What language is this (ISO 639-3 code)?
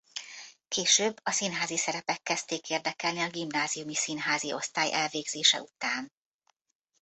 hun